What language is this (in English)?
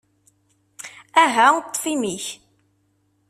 Kabyle